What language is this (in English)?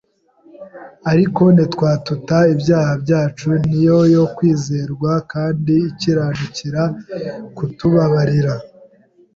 Kinyarwanda